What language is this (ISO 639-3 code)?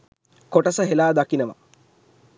sin